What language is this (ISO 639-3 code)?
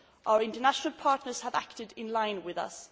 eng